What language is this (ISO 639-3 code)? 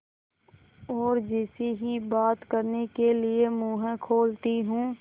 hin